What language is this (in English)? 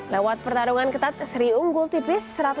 Indonesian